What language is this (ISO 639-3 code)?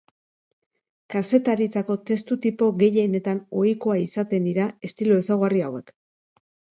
eus